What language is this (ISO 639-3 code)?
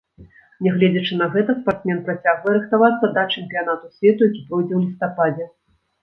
bel